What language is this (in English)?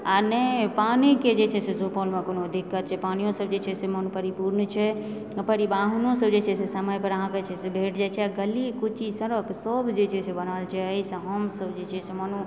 Maithili